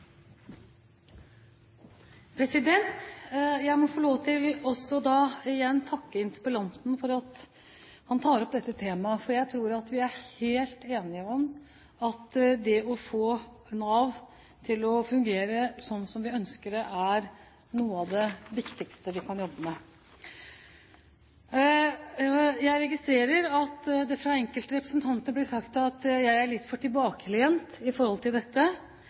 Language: Norwegian Bokmål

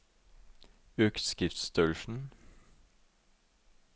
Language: Norwegian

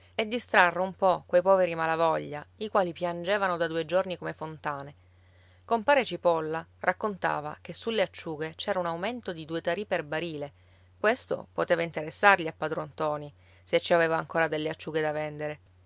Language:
Italian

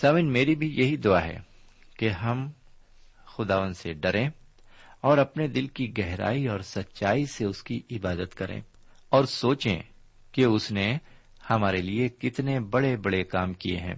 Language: Urdu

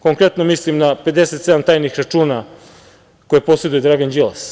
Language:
Serbian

